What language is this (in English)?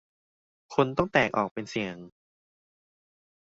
Thai